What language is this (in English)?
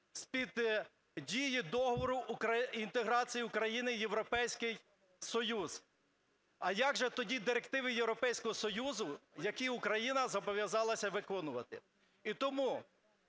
Ukrainian